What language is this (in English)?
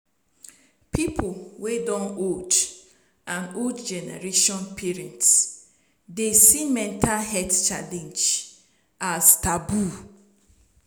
Nigerian Pidgin